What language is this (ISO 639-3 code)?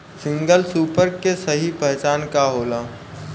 bho